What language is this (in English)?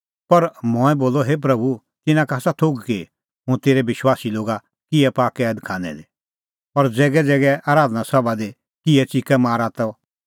Kullu Pahari